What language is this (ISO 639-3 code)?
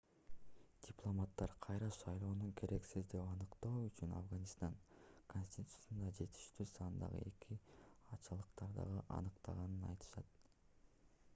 kir